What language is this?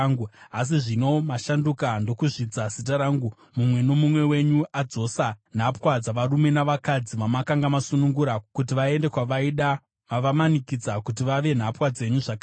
Shona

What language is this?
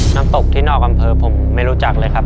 Thai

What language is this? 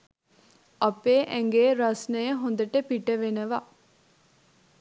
Sinhala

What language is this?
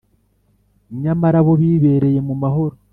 Kinyarwanda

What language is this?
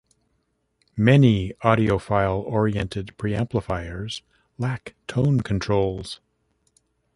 English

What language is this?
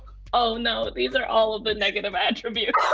English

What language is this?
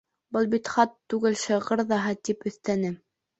Bashkir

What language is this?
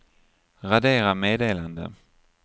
Swedish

